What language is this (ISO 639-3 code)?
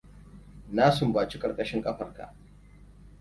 hau